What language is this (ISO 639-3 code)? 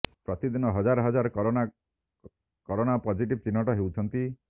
ori